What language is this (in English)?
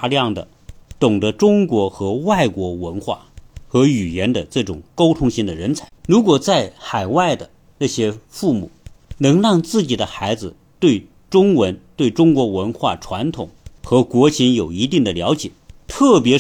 Chinese